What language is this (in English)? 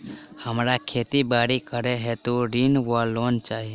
Maithili